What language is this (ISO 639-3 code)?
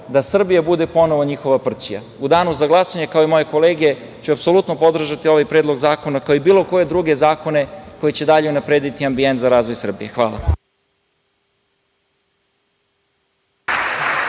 srp